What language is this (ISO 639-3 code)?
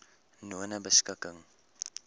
afr